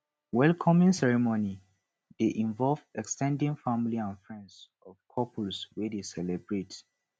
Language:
Nigerian Pidgin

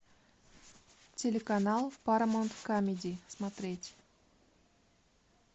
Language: Russian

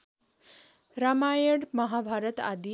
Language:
Nepali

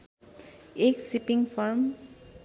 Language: Nepali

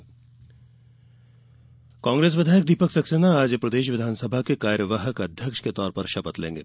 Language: Hindi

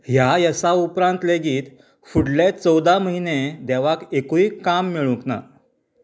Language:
Konkani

